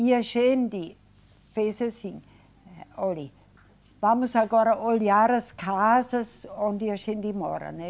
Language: Portuguese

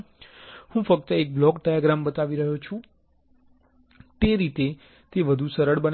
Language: Gujarati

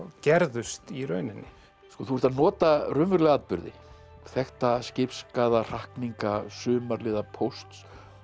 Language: Icelandic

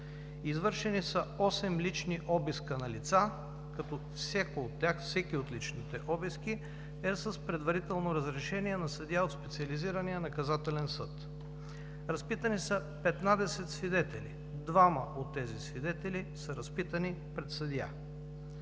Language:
Bulgarian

